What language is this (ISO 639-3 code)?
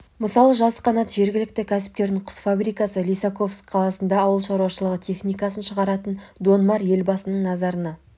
kaz